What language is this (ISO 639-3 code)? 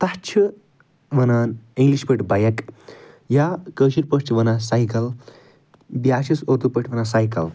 kas